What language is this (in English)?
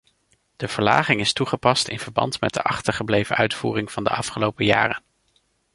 Dutch